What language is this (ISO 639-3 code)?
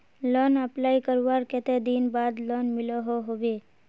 mag